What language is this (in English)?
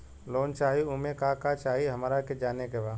Bhojpuri